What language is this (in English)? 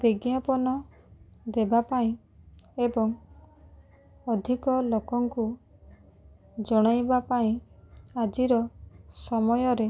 Odia